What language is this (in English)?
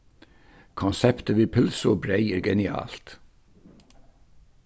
Faroese